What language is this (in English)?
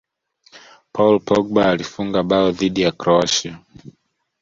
Swahili